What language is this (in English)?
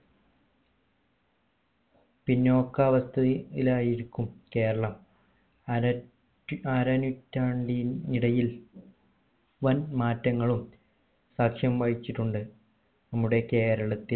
Malayalam